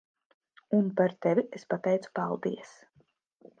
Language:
Latvian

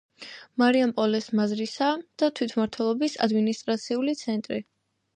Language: Georgian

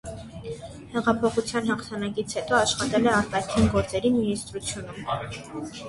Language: Armenian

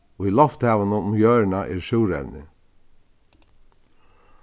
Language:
Faroese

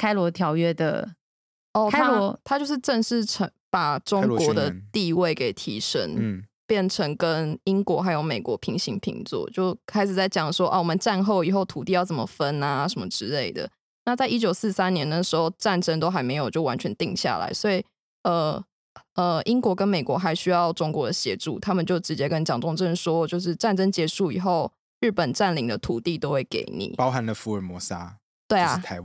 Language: Chinese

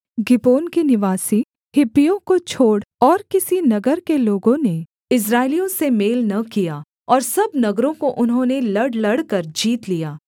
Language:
Hindi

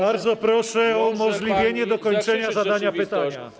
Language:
Polish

